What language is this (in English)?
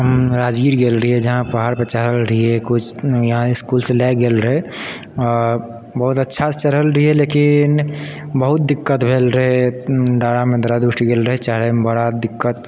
Maithili